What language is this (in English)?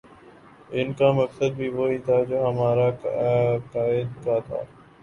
Urdu